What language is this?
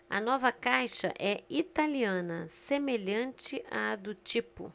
Portuguese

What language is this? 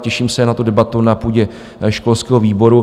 Czech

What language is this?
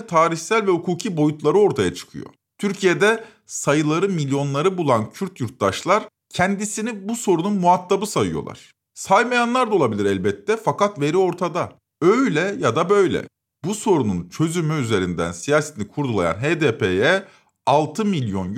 Turkish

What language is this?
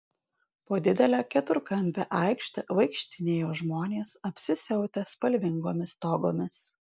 Lithuanian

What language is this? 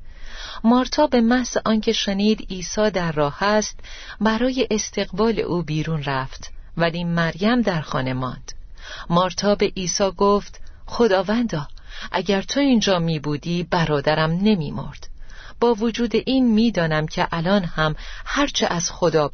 Persian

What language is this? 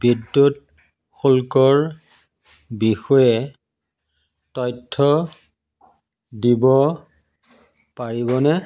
Assamese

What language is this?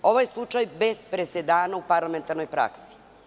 Serbian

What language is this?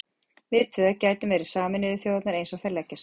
Icelandic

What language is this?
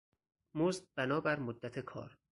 Persian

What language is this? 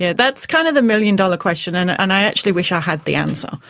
English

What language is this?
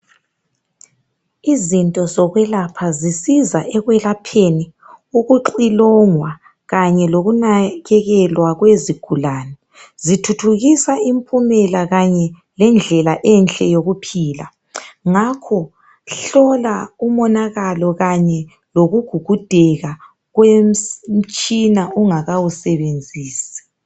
North Ndebele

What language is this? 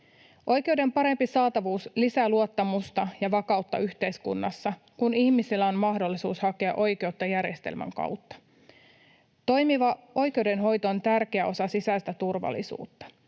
Finnish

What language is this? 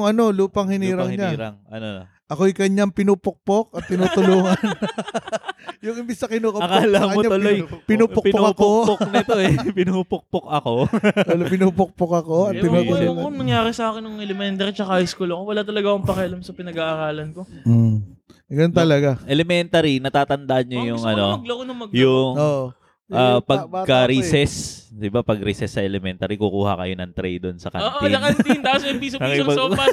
Filipino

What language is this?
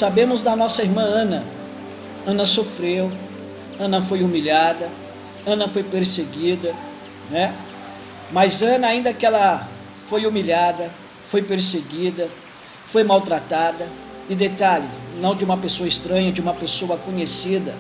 Portuguese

